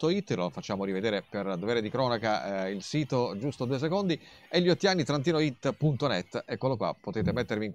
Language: Italian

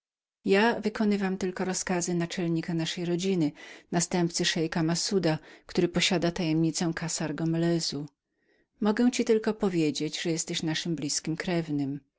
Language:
Polish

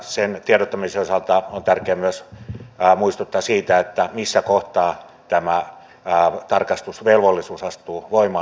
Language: Finnish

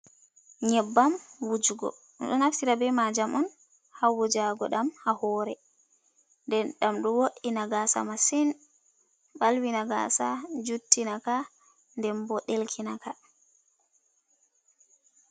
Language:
Fula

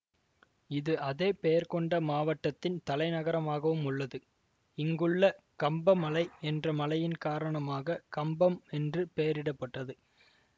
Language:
Tamil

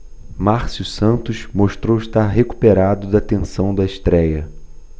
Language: Portuguese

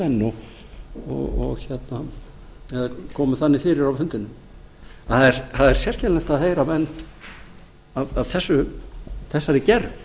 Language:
Icelandic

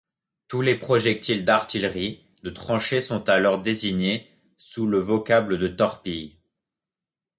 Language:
French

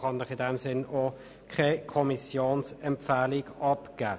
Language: Swiss German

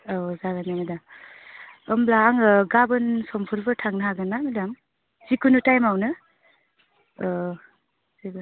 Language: Bodo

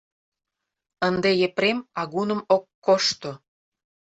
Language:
Mari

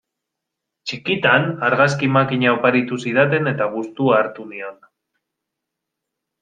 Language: Basque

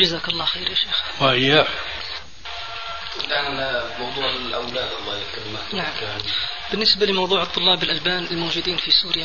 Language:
Arabic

